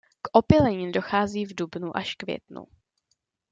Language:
Czech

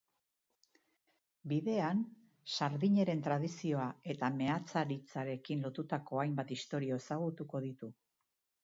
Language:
Basque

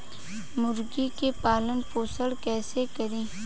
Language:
Bhojpuri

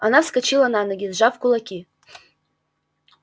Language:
Russian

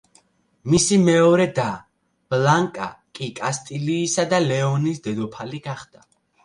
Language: Georgian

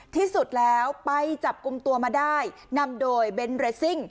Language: Thai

